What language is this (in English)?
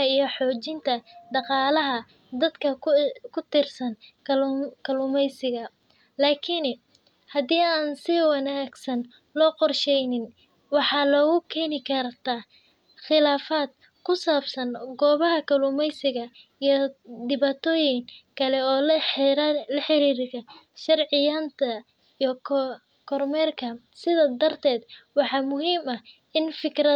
Somali